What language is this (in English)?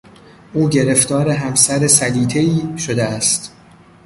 Persian